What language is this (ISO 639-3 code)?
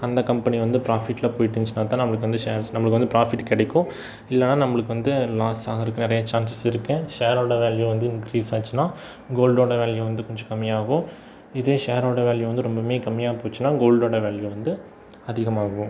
tam